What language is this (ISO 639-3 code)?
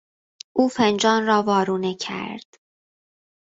fas